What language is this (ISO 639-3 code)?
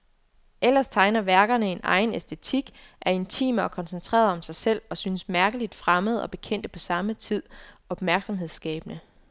dan